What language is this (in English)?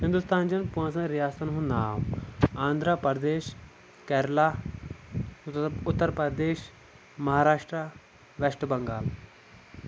Kashmiri